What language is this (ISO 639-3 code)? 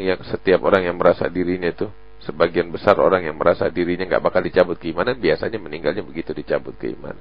ind